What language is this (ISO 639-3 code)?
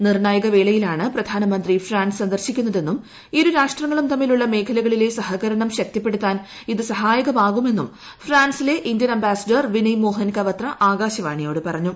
mal